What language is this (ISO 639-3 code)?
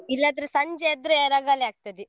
kan